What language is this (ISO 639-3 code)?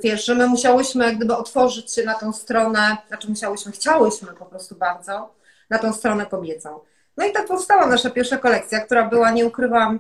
pol